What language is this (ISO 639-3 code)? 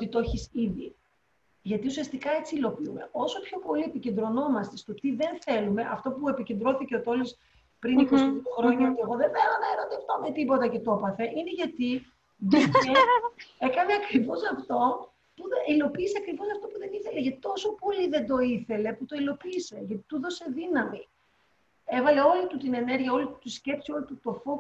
ell